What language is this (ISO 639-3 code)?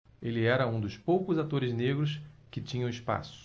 por